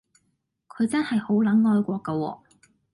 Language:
Cantonese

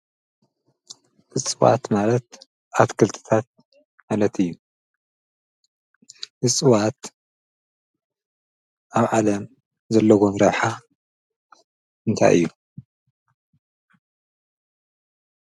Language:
Tigrinya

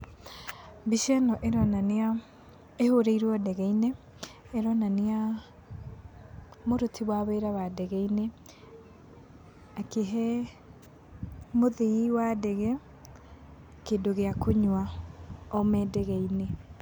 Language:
Kikuyu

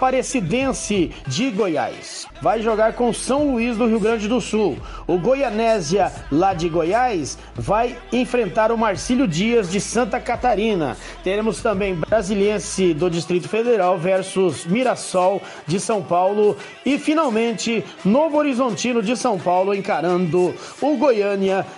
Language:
Portuguese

